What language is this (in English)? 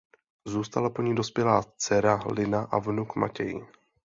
Czech